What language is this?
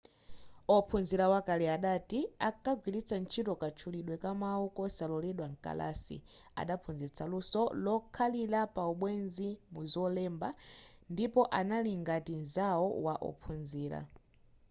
Nyanja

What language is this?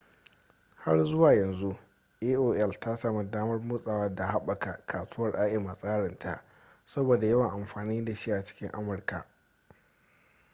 Hausa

